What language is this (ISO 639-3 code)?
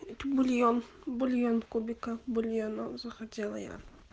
rus